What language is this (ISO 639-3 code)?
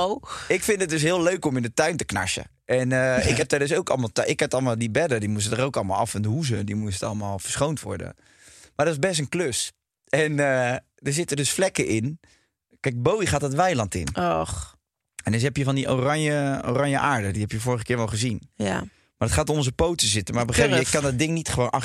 nld